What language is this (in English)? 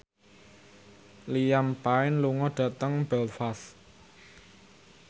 Javanese